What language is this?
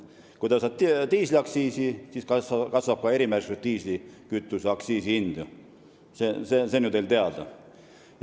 Estonian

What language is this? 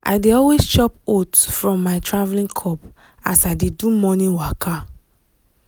Nigerian Pidgin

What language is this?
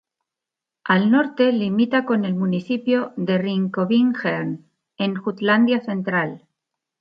Spanish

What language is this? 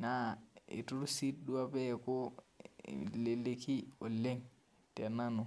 Masai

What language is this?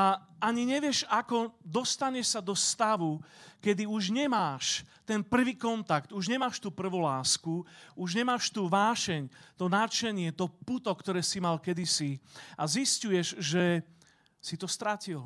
Slovak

